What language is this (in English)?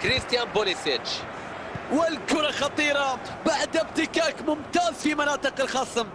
Arabic